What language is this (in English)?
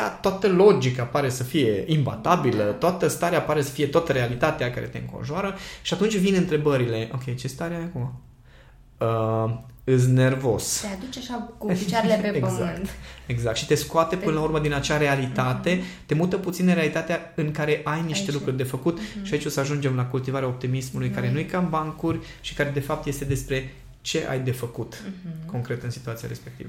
Romanian